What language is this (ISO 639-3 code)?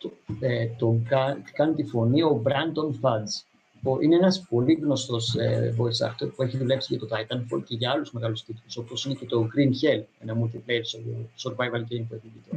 ell